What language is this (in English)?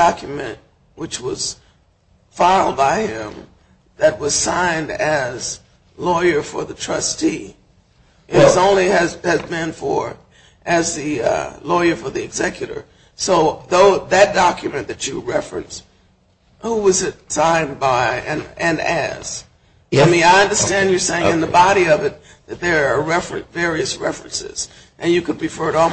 English